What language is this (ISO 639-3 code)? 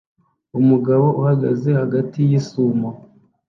kin